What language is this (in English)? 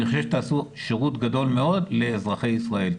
Hebrew